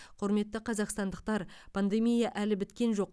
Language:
Kazakh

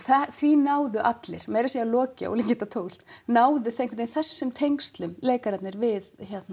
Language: Icelandic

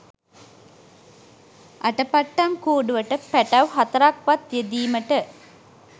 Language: Sinhala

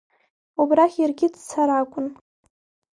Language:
Abkhazian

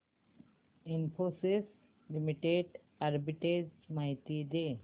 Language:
Marathi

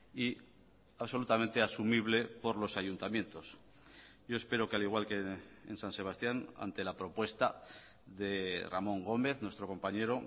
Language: Spanish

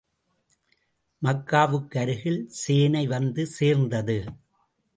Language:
Tamil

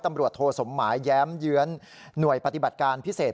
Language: Thai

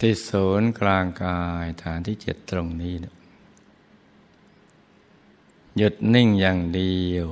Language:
Thai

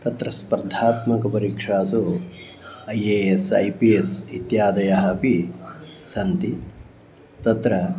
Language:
Sanskrit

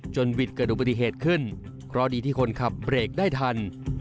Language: Thai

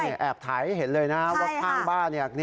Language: Thai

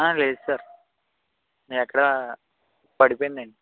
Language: Telugu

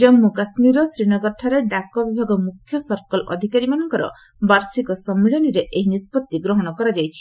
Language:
Odia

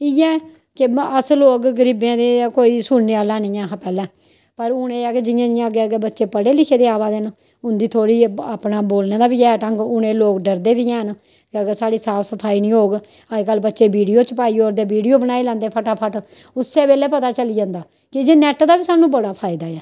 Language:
Dogri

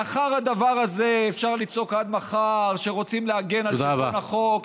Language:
Hebrew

